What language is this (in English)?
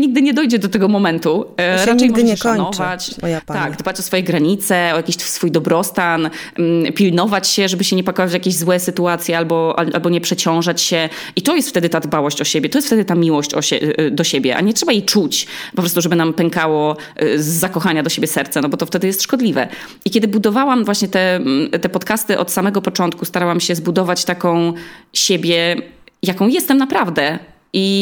Polish